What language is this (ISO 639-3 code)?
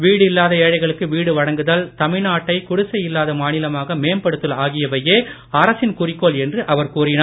tam